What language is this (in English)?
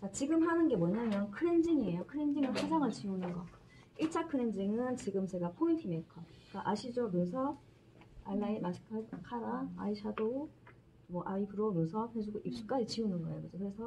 Korean